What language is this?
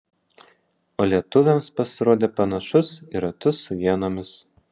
Lithuanian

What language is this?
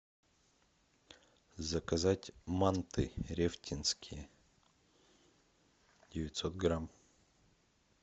Russian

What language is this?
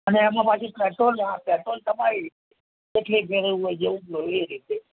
Gujarati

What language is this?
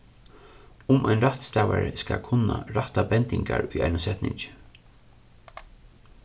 Faroese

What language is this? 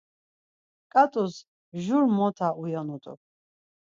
Laz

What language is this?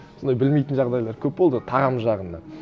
Kazakh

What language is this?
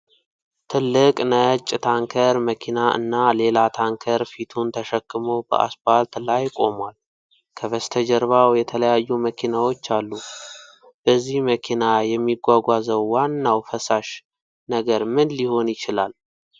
Amharic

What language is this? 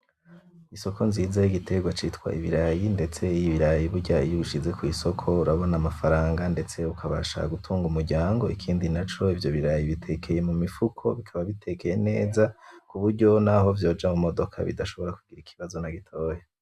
Rundi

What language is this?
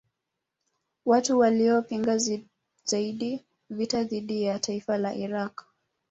Swahili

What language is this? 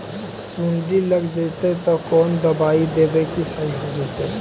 Magahi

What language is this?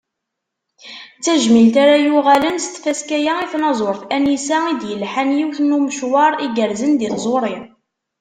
Kabyle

